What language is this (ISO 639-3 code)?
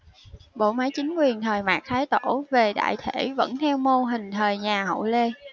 vie